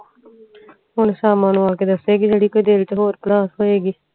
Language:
Punjabi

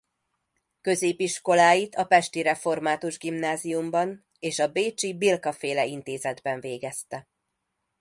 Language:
Hungarian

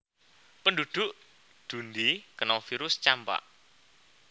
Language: Javanese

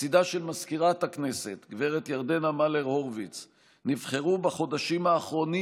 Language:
Hebrew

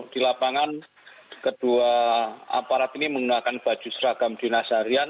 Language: Indonesian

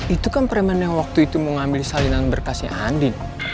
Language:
Indonesian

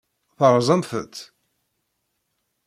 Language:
Kabyle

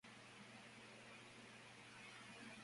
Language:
Spanish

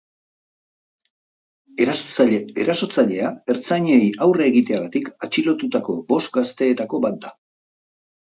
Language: Basque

